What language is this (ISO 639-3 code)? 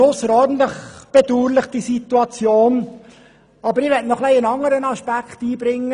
gsw